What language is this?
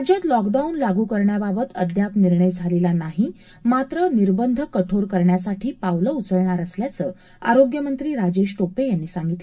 Marathi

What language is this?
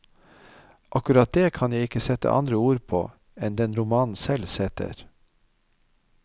Norwegian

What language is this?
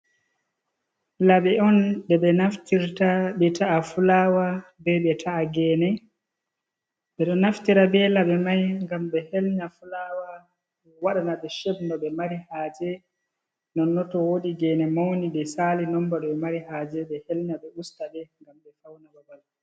Fula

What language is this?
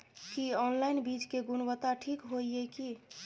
Maithili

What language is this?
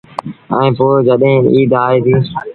Sindhi Bhil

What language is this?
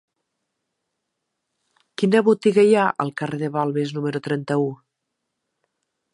Catalan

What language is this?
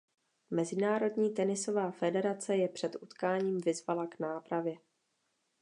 Czech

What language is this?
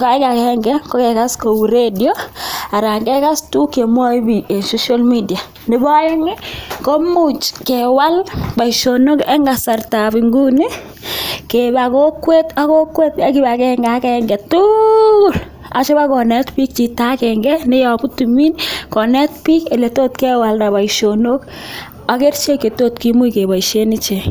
Kalenjin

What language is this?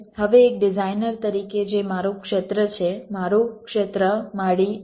Gujarati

